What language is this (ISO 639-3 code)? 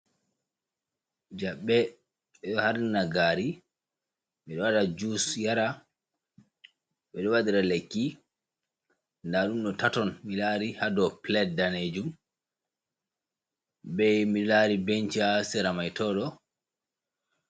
ful